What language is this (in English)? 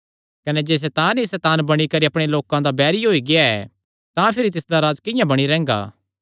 Kangri